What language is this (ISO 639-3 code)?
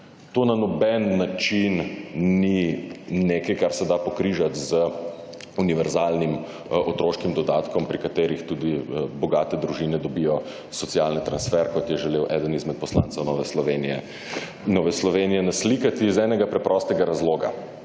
slv